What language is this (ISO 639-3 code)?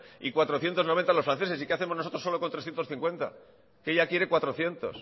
spa